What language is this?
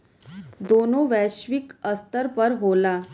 Bhojpuri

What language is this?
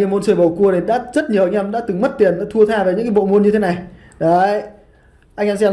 Vietnamese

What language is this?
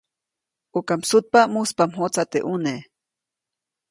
Copainalá Zoque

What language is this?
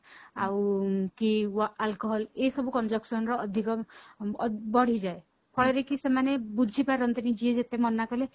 Odia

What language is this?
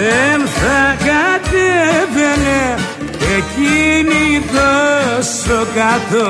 Greek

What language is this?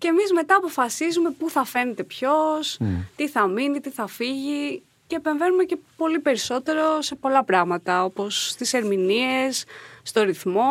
Greek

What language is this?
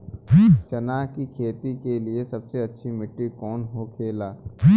Bhojpuri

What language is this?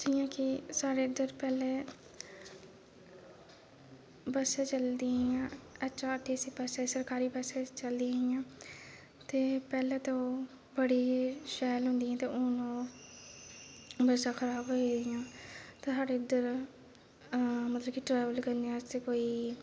Dogri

